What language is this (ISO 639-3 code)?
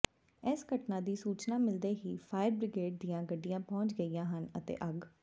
pan